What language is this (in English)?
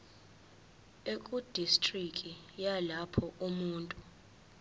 Zulu